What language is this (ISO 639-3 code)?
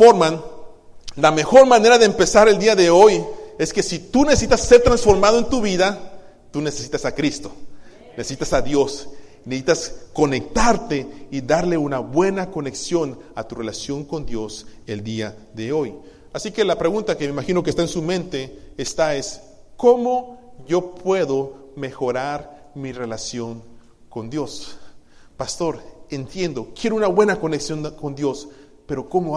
spa